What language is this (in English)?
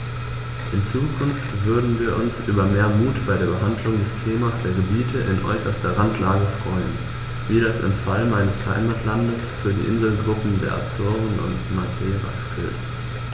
German